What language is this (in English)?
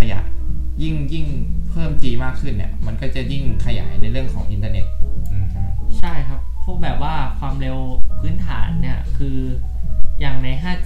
Thai